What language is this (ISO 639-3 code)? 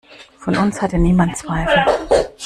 deu